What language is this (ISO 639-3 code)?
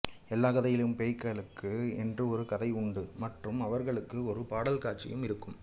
tam